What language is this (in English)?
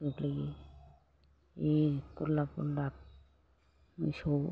Bodo